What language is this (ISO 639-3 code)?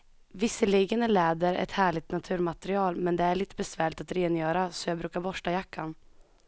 swe